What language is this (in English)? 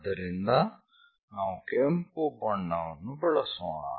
Kannada